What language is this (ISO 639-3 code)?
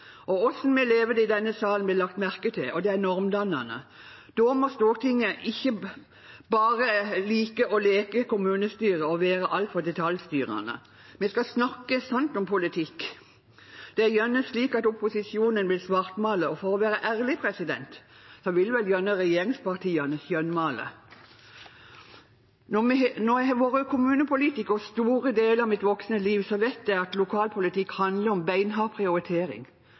nob